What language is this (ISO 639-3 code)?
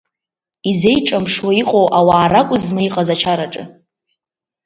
abk